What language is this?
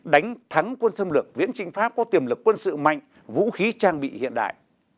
Vietnamese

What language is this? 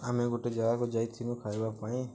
Odia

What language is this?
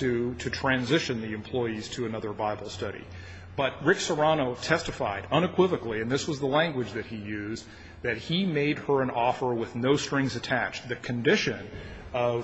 English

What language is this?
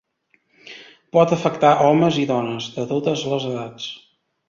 Catalan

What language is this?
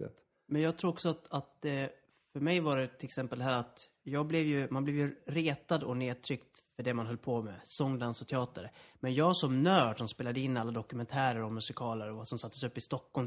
Swedish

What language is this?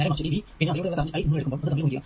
Malayalam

